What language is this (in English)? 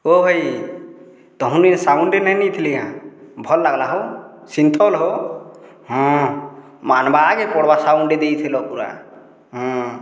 Odia